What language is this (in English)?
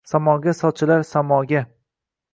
Uzbek